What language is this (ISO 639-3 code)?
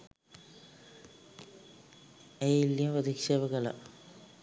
sin